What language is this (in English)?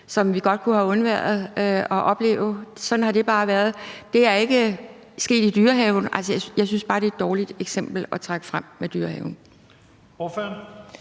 Danish